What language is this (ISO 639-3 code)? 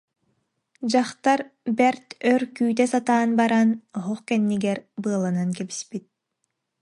sah